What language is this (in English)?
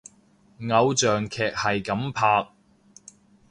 Cantonese